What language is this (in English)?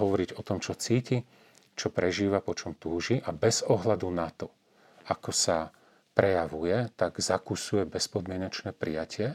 Slovak